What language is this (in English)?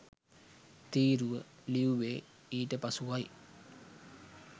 Sinhala